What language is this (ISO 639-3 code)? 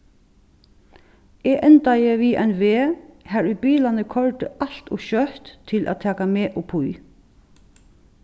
fao